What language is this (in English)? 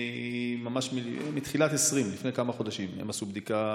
Hebrew